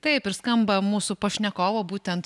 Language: Lithuanian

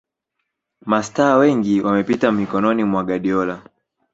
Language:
Swahili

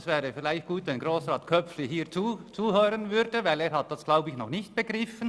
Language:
Swiss German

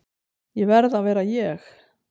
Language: Icelandic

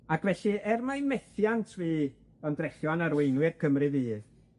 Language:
Welsh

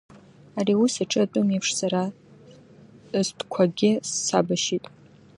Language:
Abkhazian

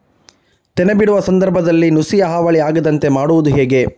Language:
Kannada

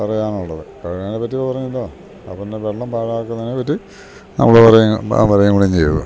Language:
Malayalam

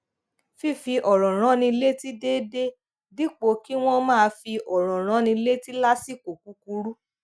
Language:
Yoruba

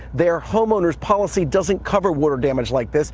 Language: English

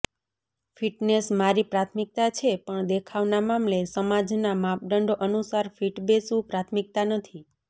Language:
Gujarati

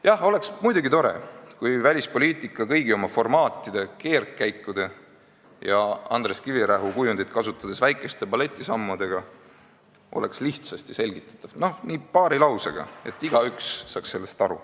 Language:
Estonian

